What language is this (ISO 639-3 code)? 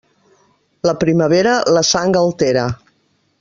cat